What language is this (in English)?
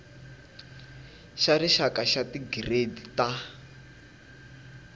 Tsonga